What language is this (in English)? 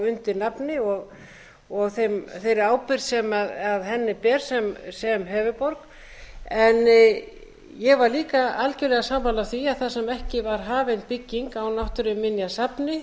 Icelandic